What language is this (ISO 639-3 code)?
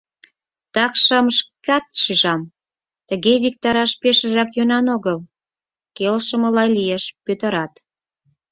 chm